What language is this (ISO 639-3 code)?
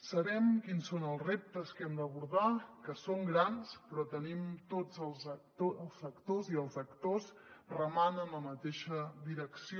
cat